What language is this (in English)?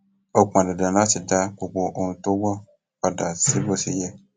Yoruba